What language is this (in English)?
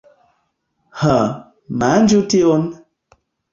Esperanto